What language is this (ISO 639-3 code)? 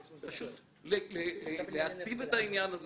heb